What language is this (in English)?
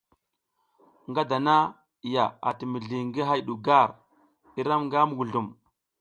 South Giziga